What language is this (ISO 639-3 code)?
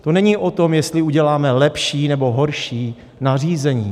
ces